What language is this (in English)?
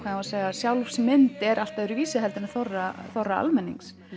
Icelandic